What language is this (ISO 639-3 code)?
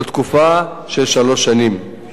heb